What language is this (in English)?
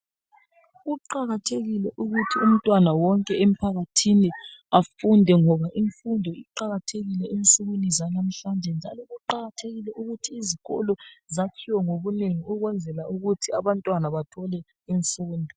North Ndebele